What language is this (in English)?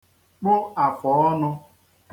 Igbo